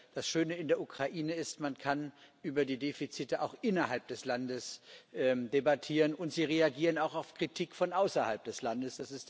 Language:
German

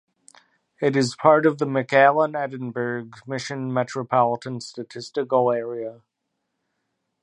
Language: English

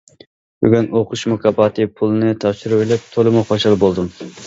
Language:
Uyghur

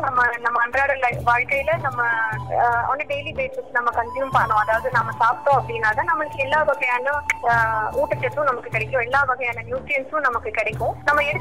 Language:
Tamil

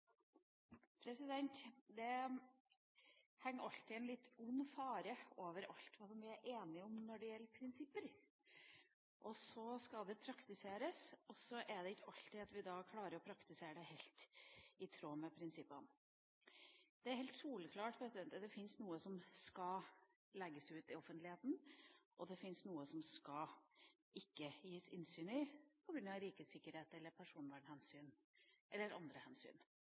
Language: Norwegian Bokmål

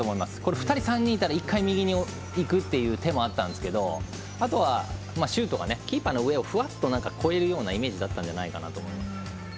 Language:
Japanese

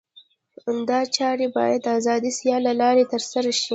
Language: Pashto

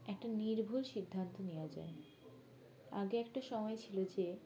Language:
Bangla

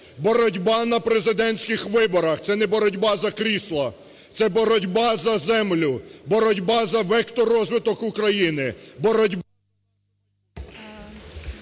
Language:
Ukrainian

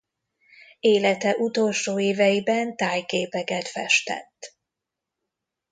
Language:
Hungarian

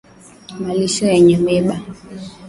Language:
Swahili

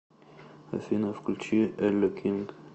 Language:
Russian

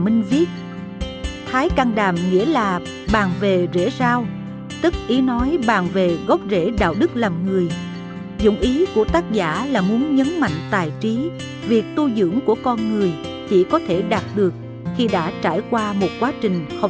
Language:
Vietnamese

